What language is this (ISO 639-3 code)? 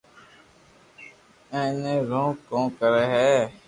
lrk